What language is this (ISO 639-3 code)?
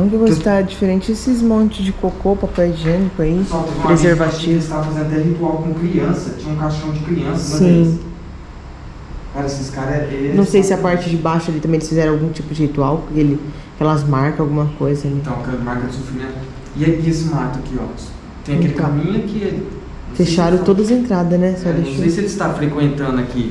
por